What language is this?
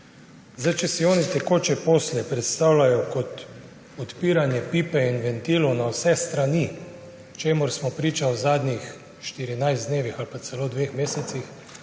Slovenian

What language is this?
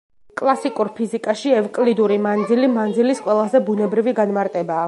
Georgian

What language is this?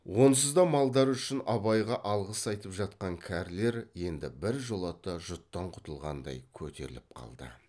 Kazakh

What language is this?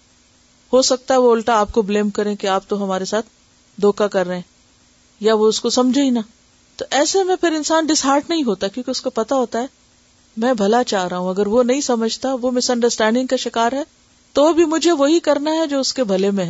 Urdu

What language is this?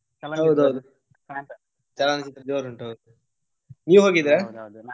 Kannada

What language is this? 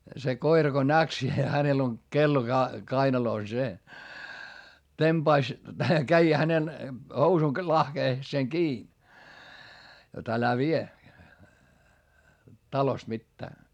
Finnish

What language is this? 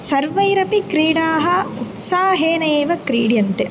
Sanskrit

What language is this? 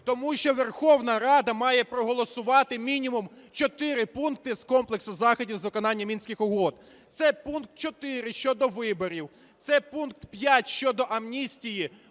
Ukrainian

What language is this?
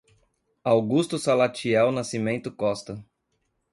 Portuguese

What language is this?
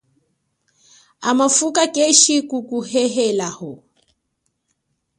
Chokwe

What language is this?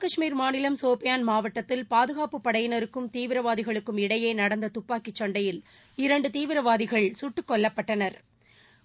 Tamil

